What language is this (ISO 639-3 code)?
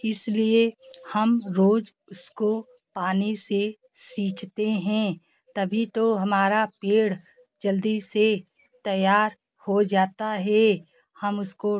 hin